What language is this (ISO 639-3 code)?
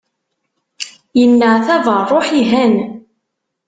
kab